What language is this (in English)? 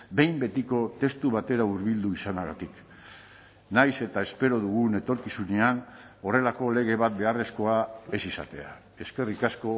Basque